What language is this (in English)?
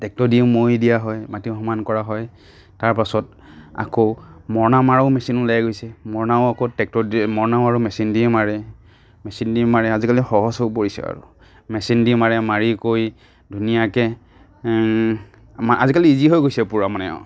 Assamese